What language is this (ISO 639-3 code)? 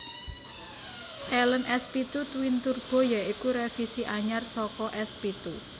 jav